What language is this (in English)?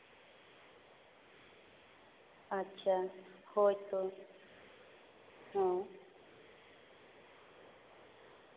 Santali